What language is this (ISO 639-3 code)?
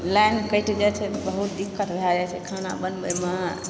mai